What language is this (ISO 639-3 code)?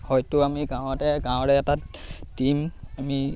asm